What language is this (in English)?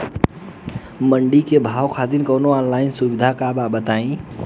Bhojpuri